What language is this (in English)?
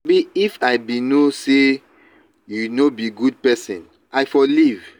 Nigerian Pidgin